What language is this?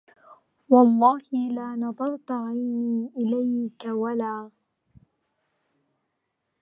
Arabic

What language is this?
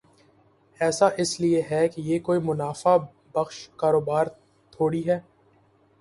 Urdu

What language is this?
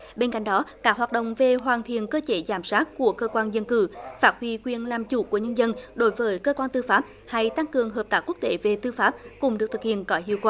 Vietnamese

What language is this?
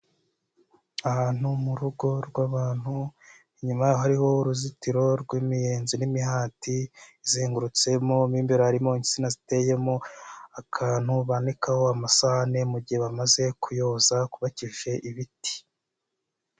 Kinyarwanda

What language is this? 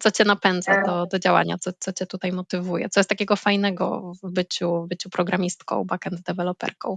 Polish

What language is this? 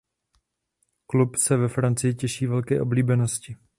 Czech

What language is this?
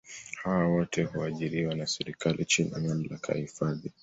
Swahili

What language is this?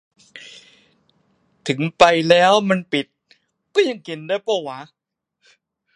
Thai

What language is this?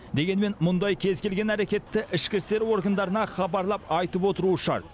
Kazakh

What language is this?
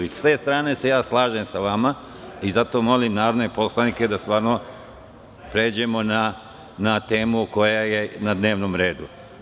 Serbian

